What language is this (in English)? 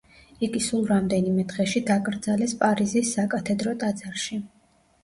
Georgian